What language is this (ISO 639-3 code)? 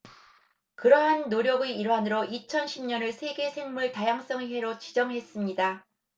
kor